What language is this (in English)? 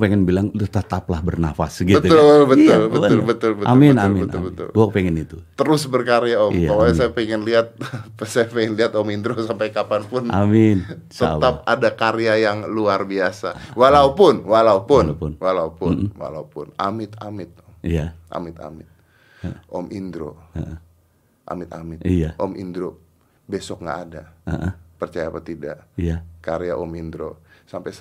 Indonesian